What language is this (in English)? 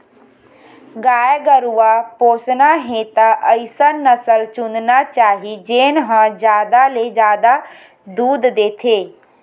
Chhattisgarhi